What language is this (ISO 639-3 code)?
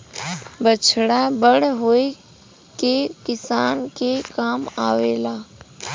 bho